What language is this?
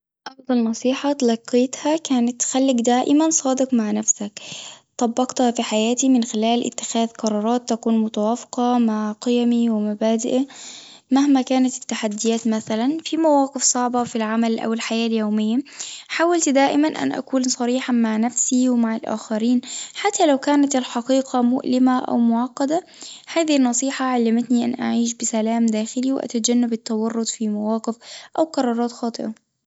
Tunisian Arabic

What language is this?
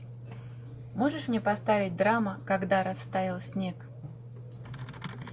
Russian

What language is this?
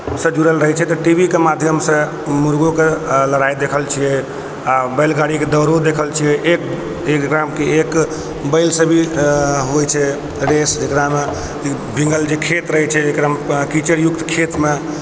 Maithili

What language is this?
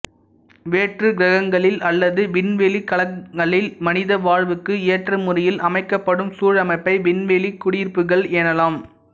Tamil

